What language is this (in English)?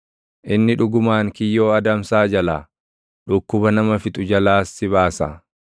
Oromo